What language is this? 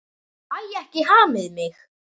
Icelandic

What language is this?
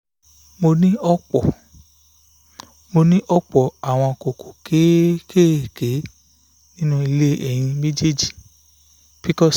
Yoruba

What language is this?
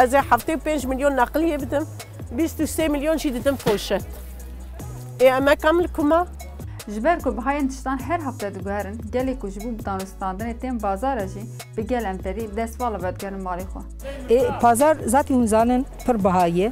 Turkish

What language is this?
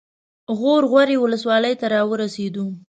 Pashto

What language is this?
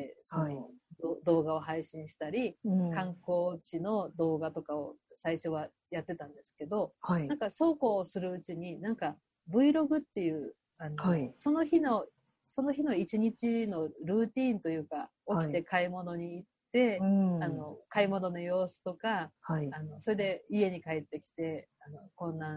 Japanese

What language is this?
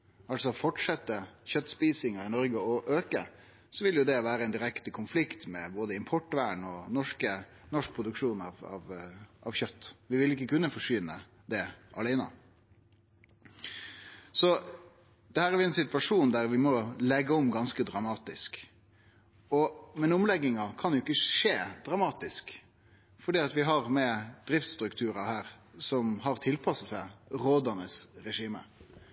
Norwegian Nynorsk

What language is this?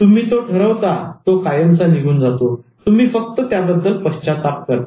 Marathi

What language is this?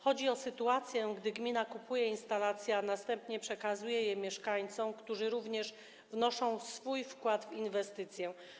Polish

